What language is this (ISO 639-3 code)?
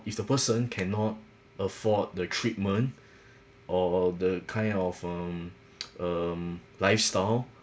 eng